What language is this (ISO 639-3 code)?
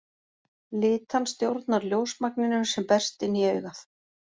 isl